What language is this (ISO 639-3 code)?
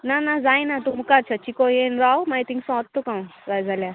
kok